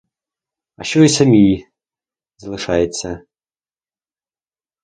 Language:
Ukrainian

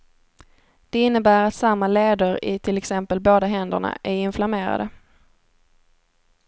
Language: Swedish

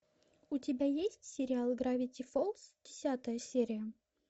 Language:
Russian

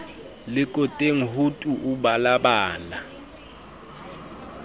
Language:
Southern Sotho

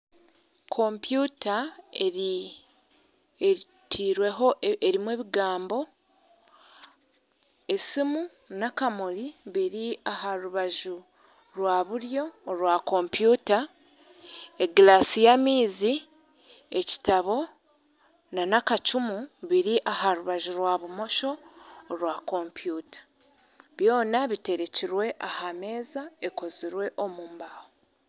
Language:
Nyankole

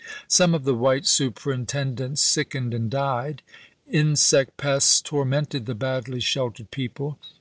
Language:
English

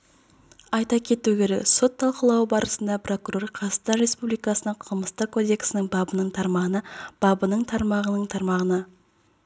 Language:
Kazakh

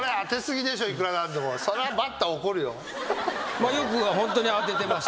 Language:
Japanese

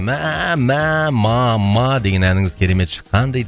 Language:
Kazakh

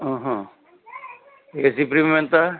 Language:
Telugu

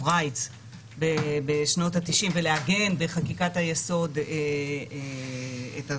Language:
Hebrew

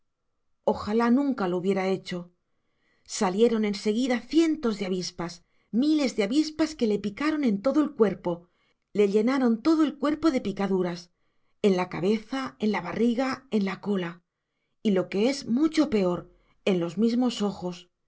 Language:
Spanish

